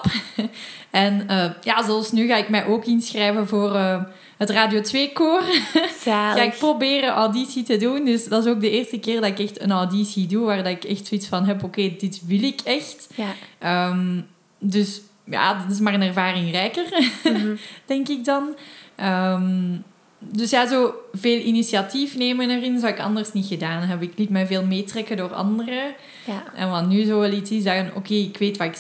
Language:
Dutch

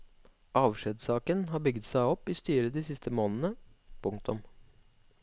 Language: Norwegian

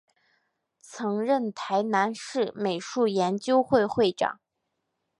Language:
Chinese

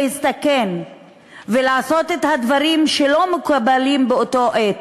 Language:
Hebrew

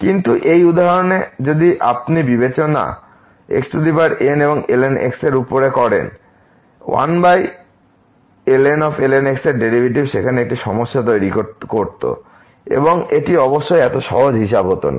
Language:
Bangla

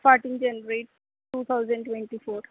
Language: Punjabi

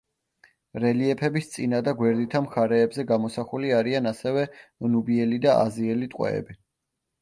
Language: Georgian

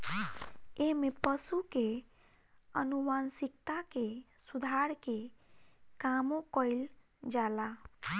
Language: Bhojpuri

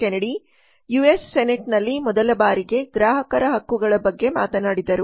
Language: Kannada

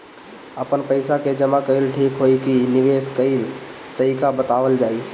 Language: Bhojpuri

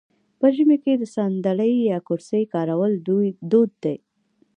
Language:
Pashto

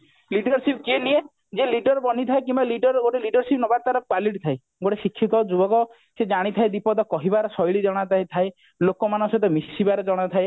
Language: Odia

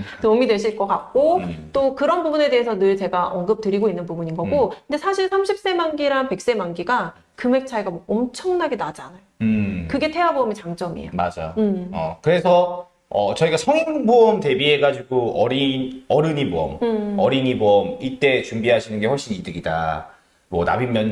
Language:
Korean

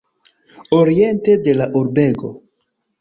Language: Esperanto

